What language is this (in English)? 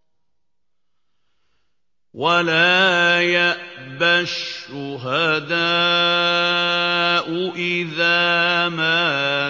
Arabic